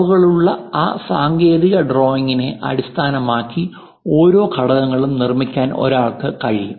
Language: Malayalam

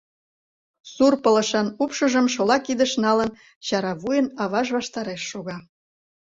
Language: Mari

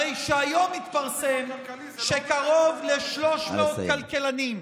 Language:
Hebrew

